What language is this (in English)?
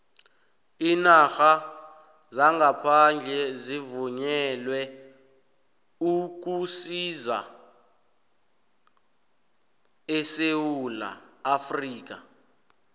South Ndebele